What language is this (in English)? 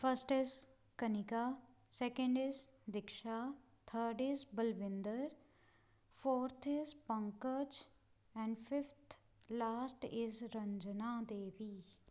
Punjabi